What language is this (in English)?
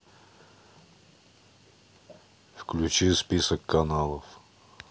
Russian